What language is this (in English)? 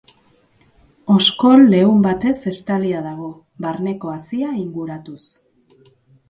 Basque